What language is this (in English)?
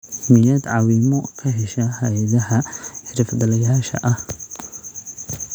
Somali